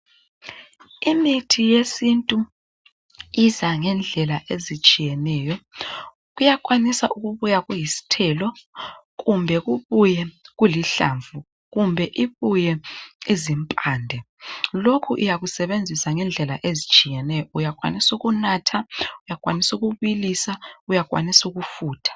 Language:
North Ndebele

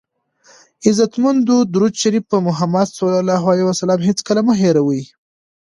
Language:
Pashto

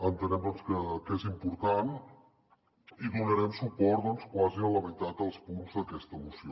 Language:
Catalan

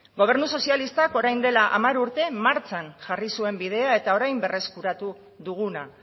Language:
Basque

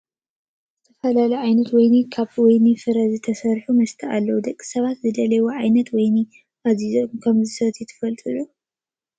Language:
Tigrinya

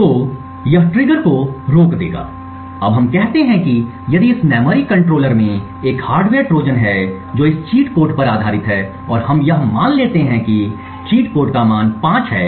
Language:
Hindi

